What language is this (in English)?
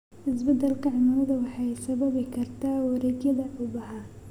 Somali